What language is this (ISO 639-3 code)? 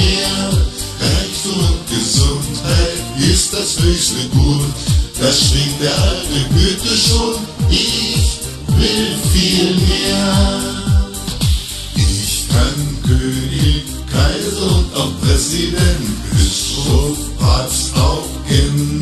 deu